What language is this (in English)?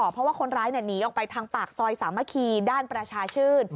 Thai